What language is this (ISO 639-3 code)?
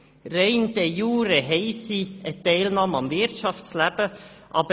gsw